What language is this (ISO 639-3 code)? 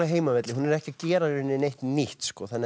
isl